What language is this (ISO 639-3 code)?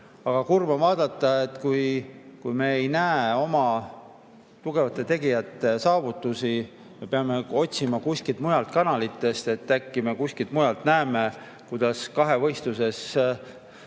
est